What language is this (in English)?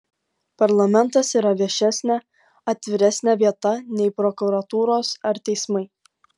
Lithuanian